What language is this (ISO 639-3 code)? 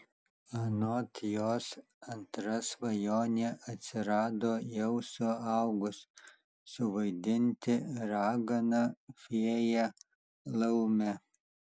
lit